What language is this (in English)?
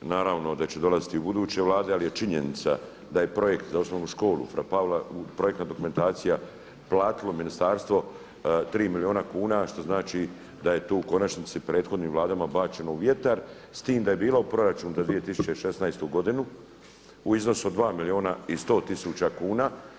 Croatian